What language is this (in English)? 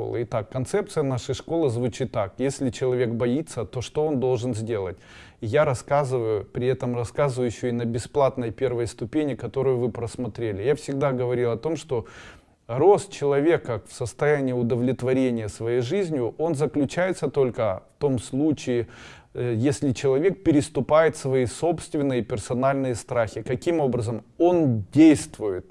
Russian